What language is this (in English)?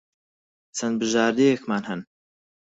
Central Kurdish